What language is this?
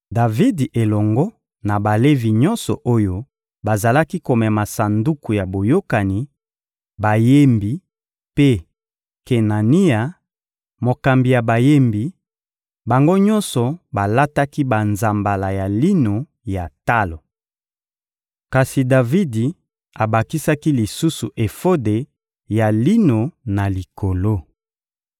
Lingala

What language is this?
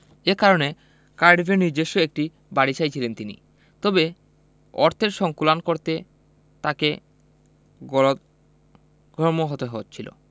Bangla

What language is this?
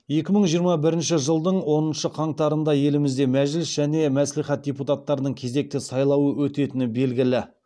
Kazakh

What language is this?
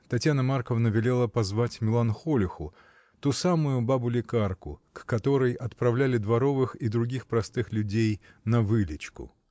Russian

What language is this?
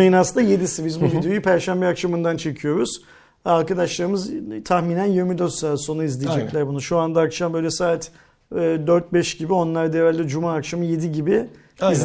Turkish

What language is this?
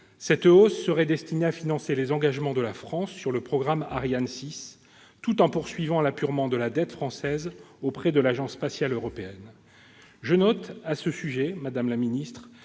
French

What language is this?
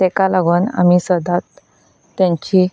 Konkani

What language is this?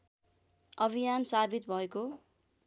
Nepali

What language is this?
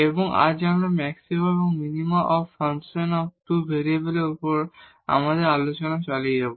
Bangla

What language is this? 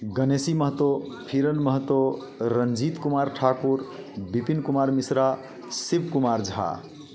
Hindi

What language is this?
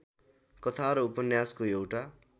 Nepali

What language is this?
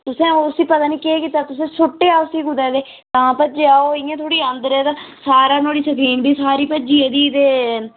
Dogri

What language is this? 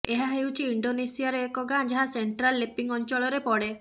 Odia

